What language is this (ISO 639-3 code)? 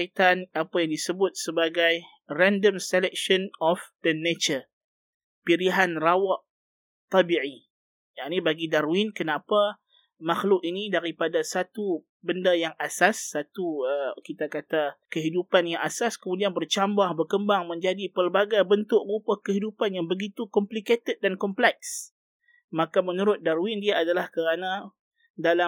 msa